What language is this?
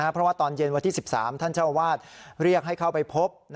Thai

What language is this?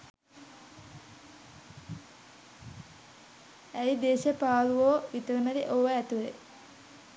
Sinhala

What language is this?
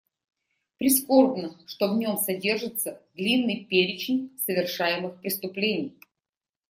Russian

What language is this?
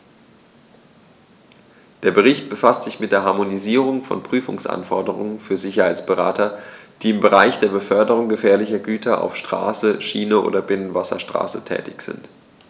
German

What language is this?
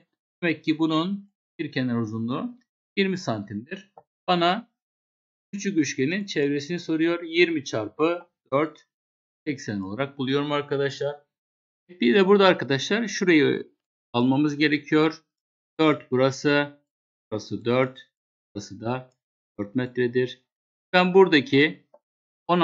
Turkish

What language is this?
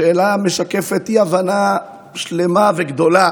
Hebrew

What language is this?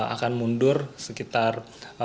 Indonesian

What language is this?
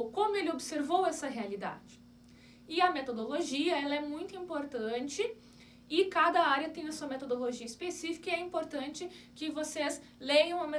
Portuguese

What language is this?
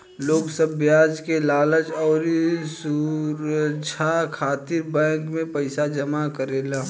Bhojpuri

